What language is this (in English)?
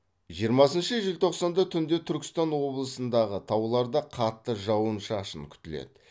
Kazakh